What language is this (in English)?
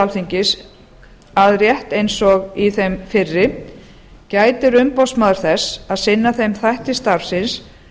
Icelandic